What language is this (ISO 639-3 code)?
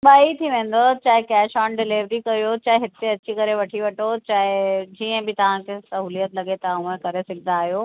snd